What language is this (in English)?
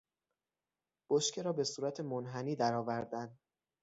Persian